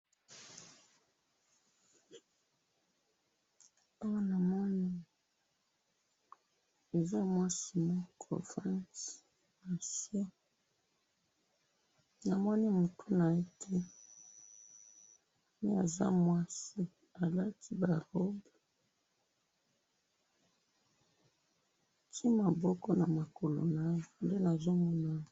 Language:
Lingala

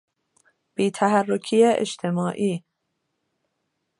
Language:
Persian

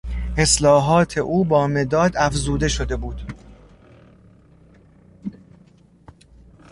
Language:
Persian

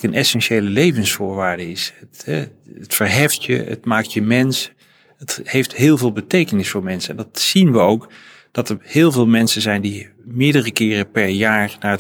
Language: Dutch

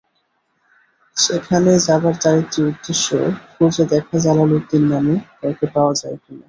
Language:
Bangla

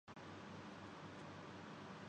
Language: Urdu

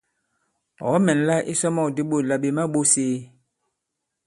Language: Bankon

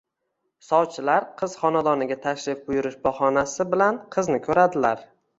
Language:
Uzbek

